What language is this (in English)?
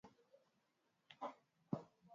Swahili